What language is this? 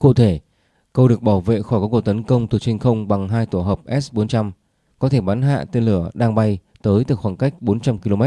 Vietnamese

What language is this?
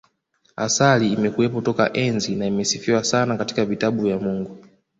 Swahili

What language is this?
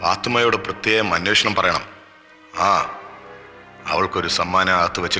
Hindi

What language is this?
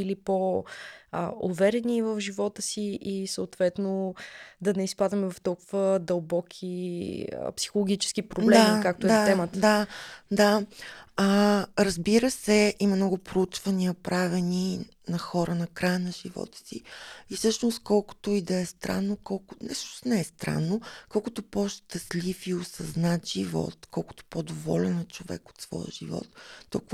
Bulgarian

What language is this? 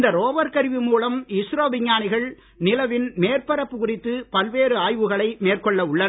Tamil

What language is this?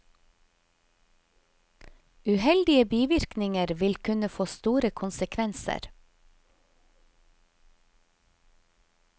Norwegian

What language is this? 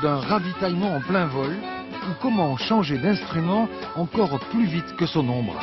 French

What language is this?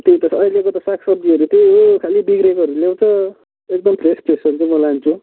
Nepali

